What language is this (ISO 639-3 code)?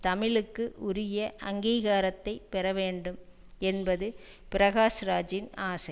tam